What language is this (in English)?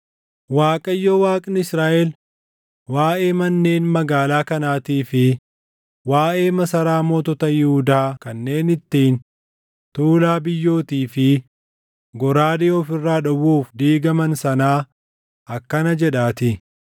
Oromo